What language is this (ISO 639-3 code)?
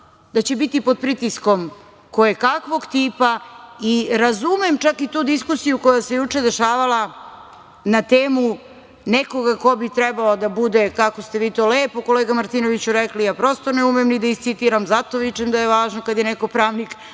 srp